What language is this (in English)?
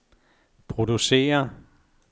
Danish